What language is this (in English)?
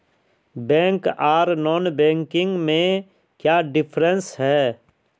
Magahi